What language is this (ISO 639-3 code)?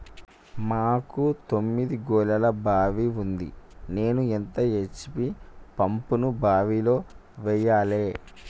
tel